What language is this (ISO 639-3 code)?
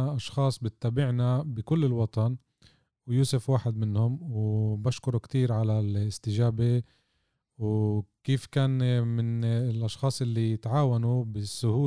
ara